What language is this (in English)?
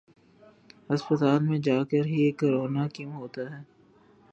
Urdu